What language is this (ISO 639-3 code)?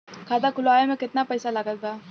bho